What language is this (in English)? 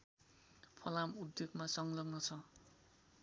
Nepali